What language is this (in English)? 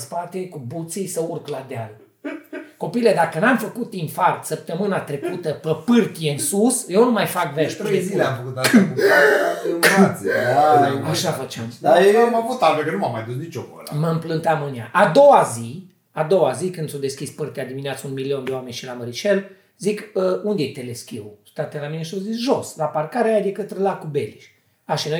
Romanian